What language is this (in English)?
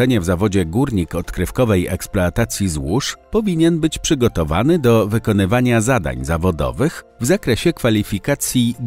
Polish